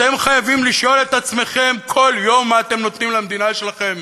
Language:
Hebrew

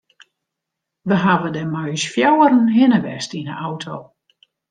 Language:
Western Frisian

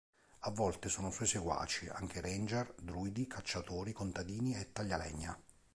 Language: Italian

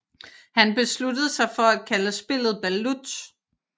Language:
Danish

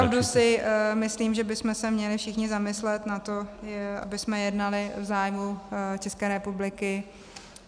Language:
Czech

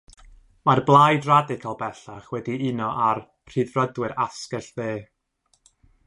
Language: Welsh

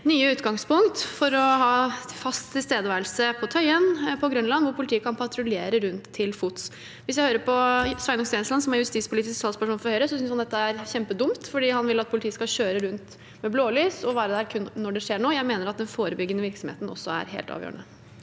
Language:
Norwegian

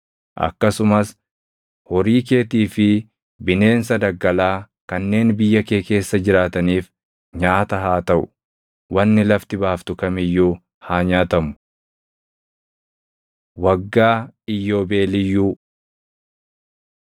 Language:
Oromo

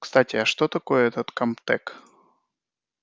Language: Russian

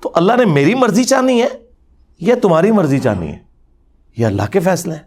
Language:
Urdu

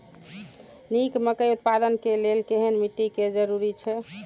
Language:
Maithili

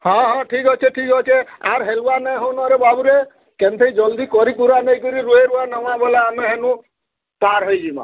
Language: Odia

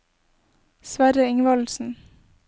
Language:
Norwegian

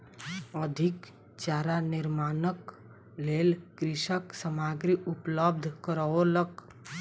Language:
Maithili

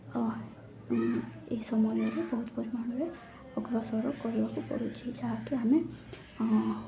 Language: Odia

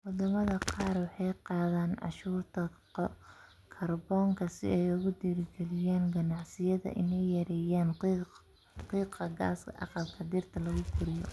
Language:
Somali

